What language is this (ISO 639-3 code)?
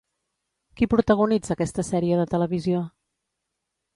cat